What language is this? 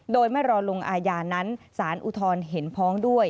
Thai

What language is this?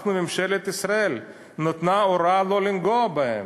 Hebrew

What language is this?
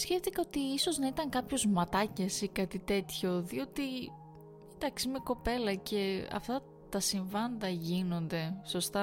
Greek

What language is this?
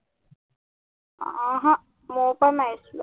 Assamese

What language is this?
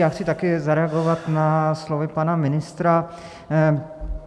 Czech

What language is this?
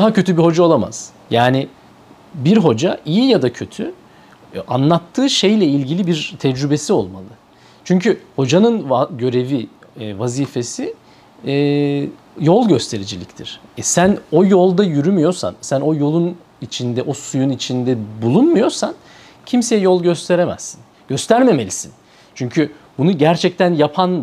Turkish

